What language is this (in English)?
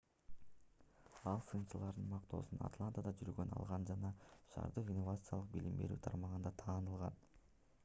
Kyrgyz